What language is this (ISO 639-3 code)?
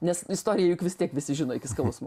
lit